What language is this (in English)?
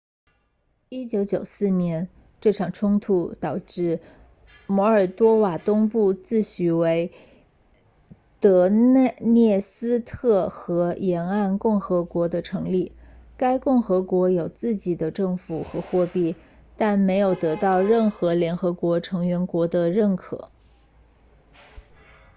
Chinese